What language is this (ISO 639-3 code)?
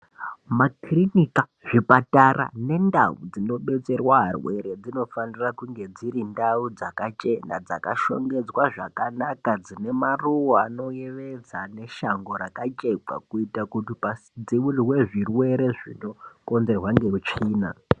ndc